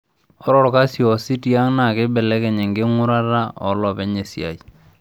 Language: Masai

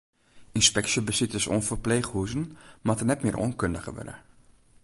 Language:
Western Frisian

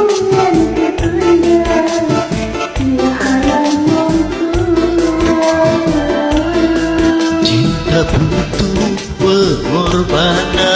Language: Indonesian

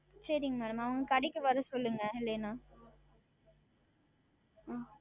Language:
Tamil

